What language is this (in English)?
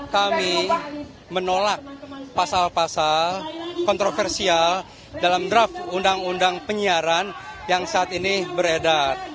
Indonesian